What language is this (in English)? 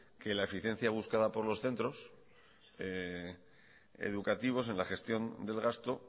Spanish